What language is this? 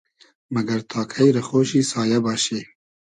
Hazaragi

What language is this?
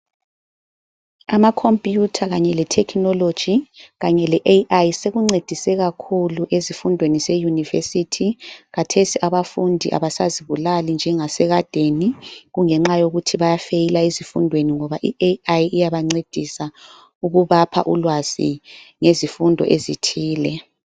North Ndebele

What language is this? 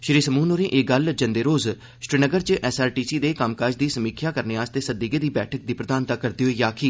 Dogri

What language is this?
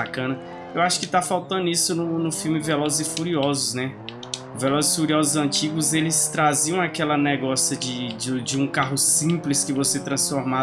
Portuguese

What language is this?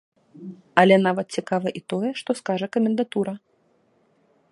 Belarusian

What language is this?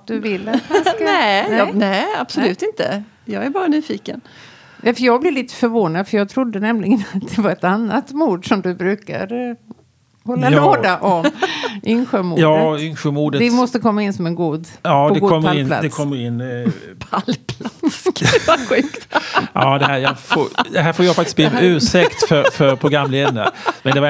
Swedish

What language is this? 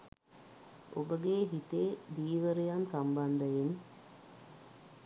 Sinhala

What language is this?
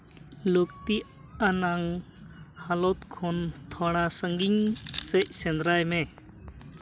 Santali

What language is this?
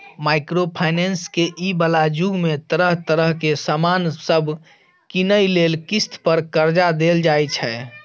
Maithili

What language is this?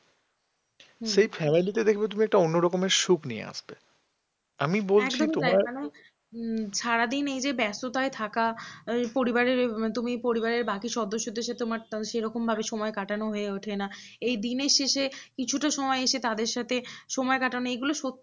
Bangla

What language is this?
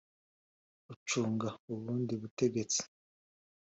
Kinyarwanda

